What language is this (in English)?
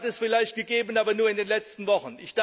German